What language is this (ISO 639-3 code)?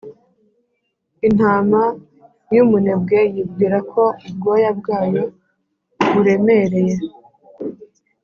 kin